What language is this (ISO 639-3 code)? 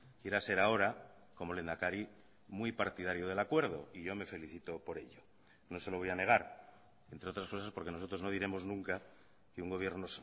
spa